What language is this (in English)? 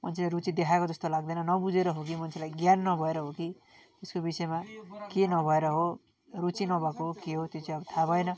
Nepali